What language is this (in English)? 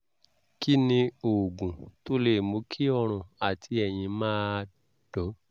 Yoruba